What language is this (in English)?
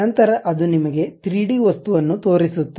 Kannada